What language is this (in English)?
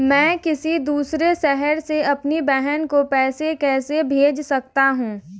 Hindi